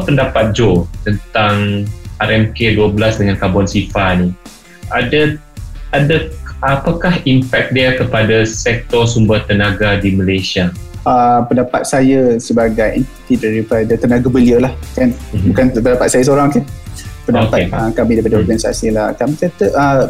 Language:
Malay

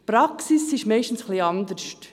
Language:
Swiss German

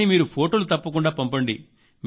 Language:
Telugu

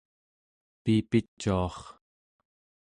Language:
Central Yupik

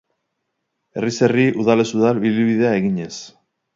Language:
Basque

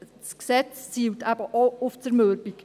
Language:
Swiss German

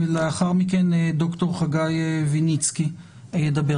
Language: Hebrew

